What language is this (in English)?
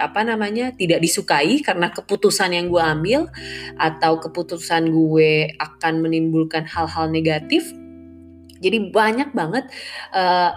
Indonesian